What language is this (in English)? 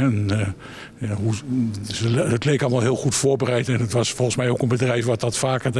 Dutch